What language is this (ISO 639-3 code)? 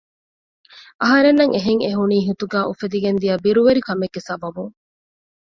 div